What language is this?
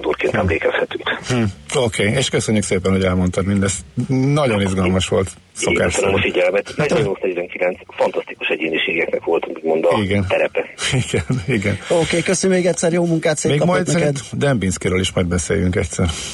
Hungarian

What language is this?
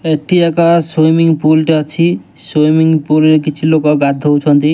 Odia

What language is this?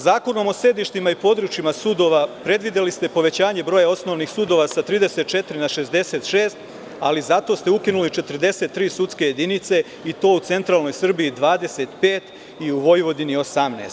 Serbian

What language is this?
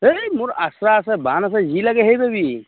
Assamese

